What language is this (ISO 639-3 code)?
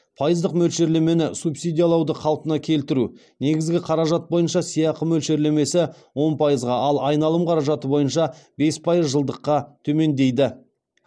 kaz